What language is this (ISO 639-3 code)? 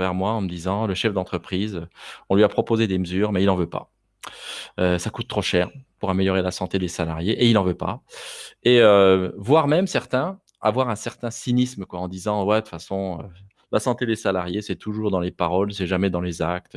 fra